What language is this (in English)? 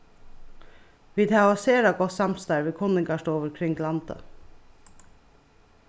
Faroese